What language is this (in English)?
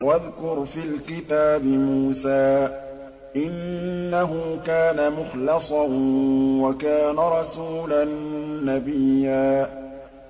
Arabic